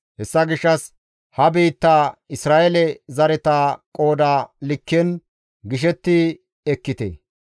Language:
Gamo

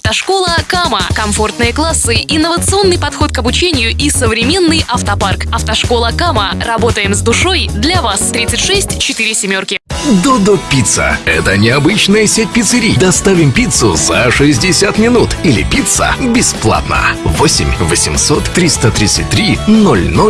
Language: Russian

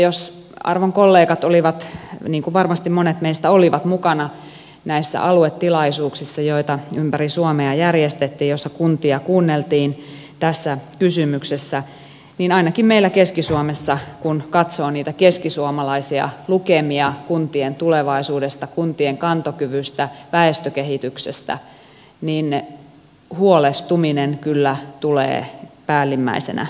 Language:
Finnish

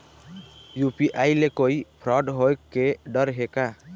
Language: Chhattisgarhi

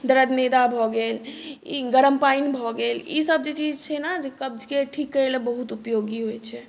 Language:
Maithili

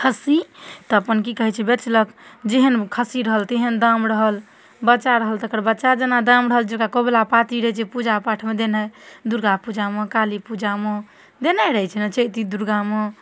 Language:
Maithili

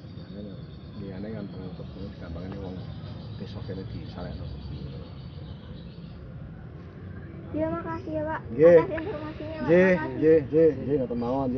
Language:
Indonesian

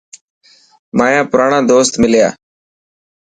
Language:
Dhatki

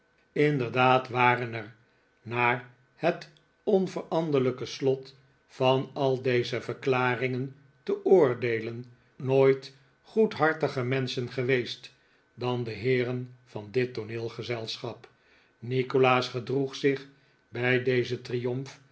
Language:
Dutch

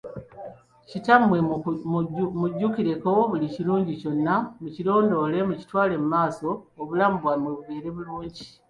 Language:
Ganda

